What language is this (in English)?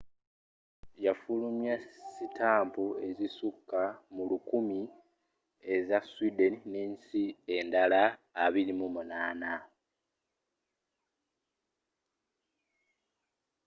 Ganda